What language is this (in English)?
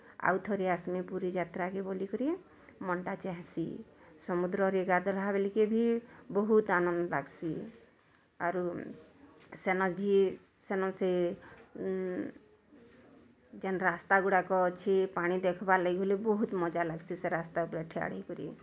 Odia